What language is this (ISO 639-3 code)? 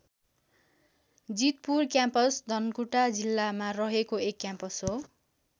nep